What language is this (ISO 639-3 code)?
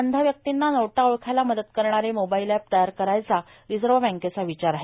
mar